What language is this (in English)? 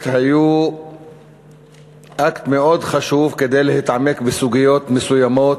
Hebrew